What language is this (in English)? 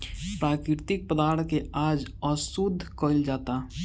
Bhojpuri